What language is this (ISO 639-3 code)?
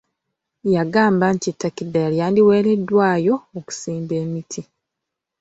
lug